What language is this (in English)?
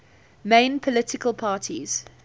English